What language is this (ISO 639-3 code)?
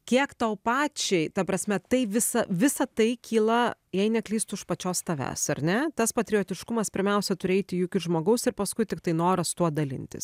lit